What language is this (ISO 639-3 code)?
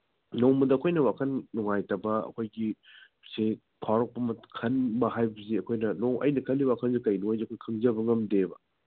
mni